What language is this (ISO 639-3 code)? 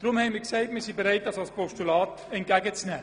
gsw